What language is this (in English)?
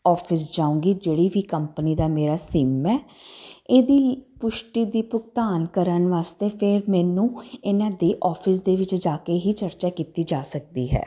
Punjabi